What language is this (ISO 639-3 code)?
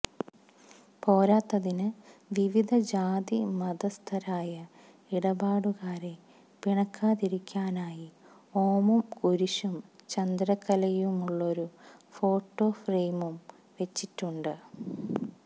mal